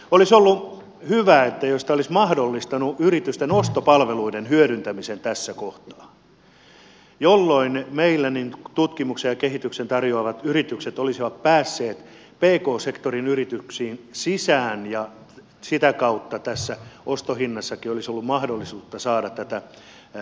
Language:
Finnish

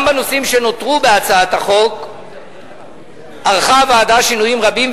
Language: Hebrew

